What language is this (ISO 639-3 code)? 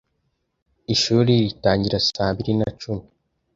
kin